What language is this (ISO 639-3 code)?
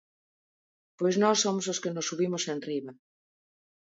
glg